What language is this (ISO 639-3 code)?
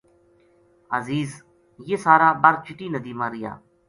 gju